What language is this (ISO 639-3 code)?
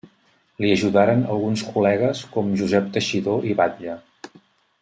cat